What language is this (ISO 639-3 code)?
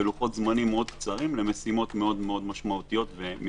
heb